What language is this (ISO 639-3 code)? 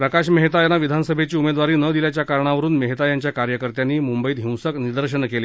mar